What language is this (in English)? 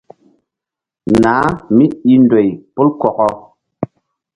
Mbum